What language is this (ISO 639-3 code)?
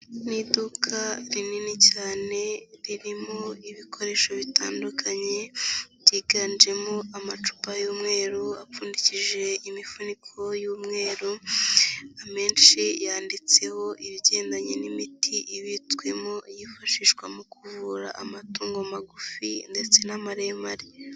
kin